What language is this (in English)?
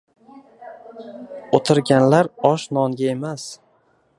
Uzbek